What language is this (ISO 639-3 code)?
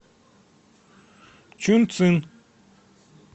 rus